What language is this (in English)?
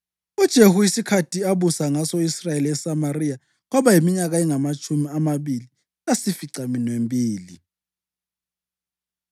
North Ndebele